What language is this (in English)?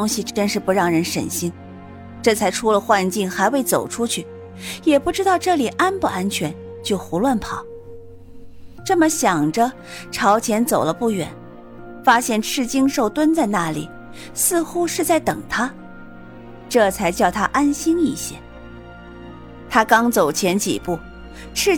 Chinese